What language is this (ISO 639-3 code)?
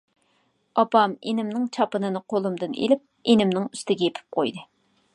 uig